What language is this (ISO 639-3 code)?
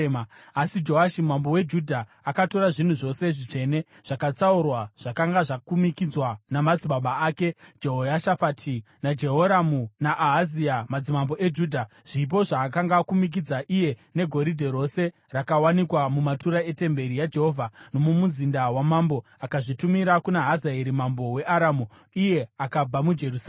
sna